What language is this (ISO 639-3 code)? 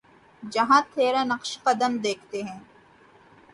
urd